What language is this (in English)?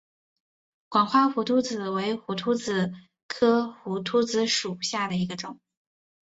Chinese